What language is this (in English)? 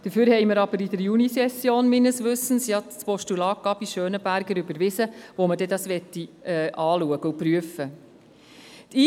Swiss German